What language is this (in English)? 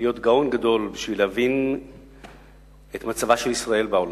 Hebrew